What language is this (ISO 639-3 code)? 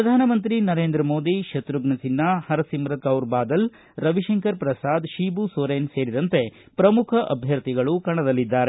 kan